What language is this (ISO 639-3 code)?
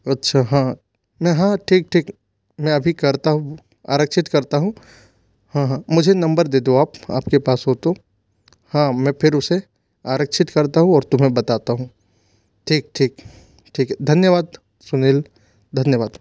hin